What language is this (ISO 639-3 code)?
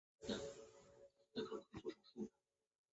zho